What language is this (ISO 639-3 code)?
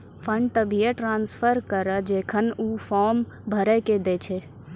mai